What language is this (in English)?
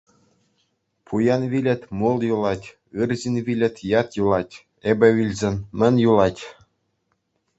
Chuvash